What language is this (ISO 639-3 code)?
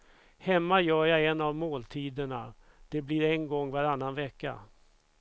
swe